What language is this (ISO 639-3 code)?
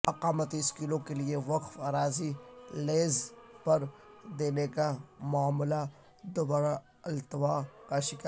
urd